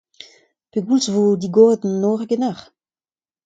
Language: Breton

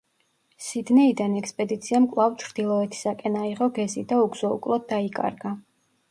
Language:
Georgian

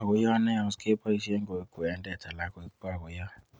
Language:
Kalenjin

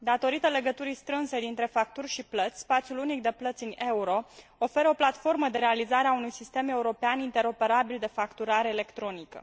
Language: Romanian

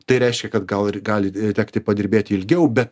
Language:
Lithuanian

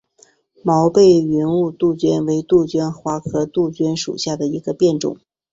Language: Chinese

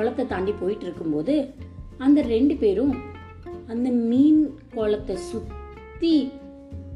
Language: Tamil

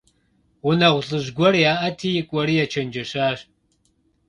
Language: Kabardian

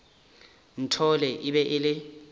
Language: Northern Sotho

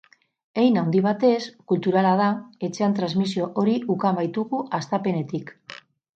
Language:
Basque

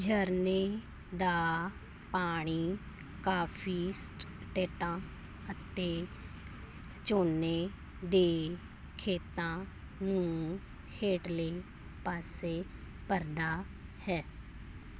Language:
Punjabi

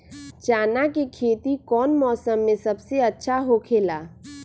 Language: Magahi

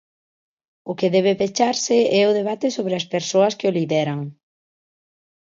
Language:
Galician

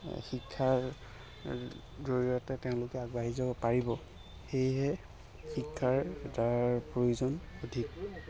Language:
Assamese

